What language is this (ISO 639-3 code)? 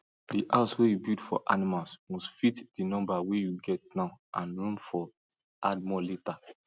pcm